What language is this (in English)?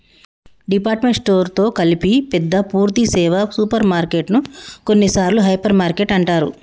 Telugu